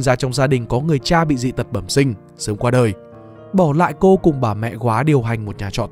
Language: Vietnamese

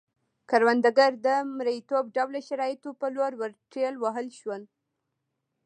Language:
Pashto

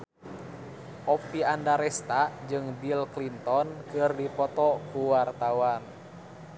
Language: Sundanese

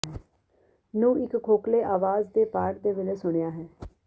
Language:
Punjabi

